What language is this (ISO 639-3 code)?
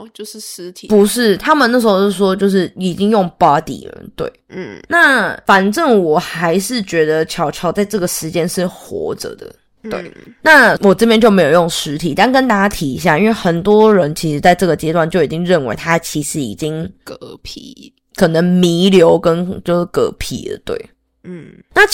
zho